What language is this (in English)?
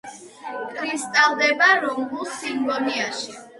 Georgian